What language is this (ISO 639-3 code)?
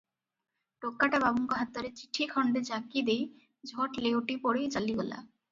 ori